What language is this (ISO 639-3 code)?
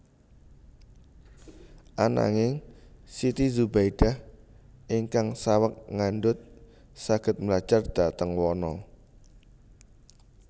jav